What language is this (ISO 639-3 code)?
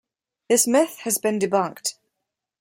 eng